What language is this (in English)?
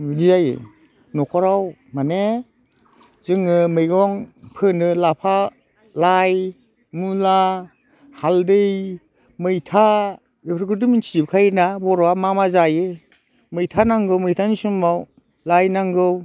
Bodo